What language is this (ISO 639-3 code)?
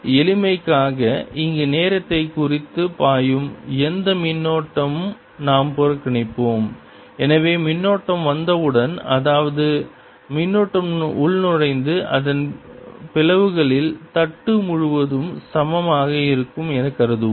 tam